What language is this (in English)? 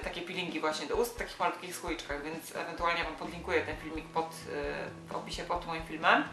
Polish